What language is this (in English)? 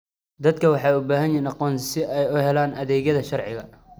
Somali